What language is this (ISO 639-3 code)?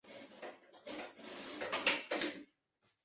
zho